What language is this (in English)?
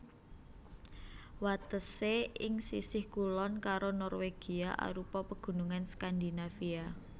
Javanese